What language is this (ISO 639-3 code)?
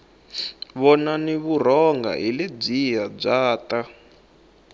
tso